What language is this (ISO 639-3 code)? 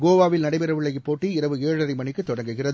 tam